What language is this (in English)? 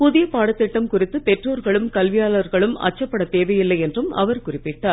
Tamil